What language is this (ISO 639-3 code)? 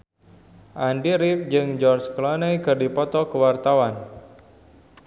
sun